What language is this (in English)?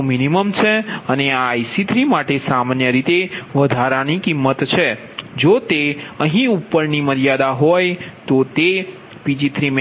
Gujarati